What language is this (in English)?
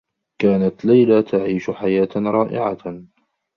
Arabic